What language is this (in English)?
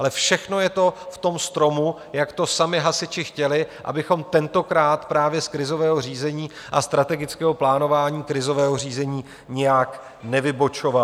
Czech